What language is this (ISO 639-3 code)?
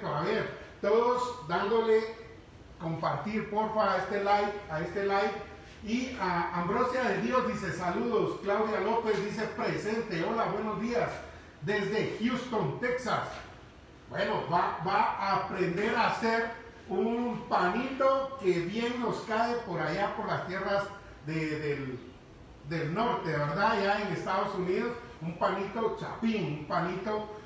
spa